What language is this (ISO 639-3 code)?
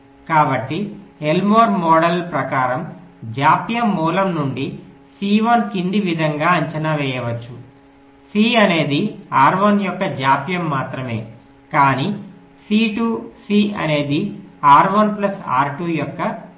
tel